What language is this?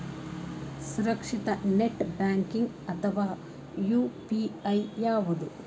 Kannada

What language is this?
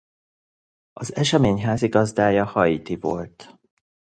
Hungarian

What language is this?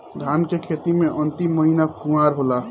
Bhojpuri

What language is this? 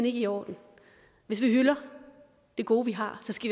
Danish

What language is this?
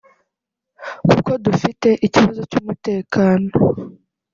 Kinyarwanda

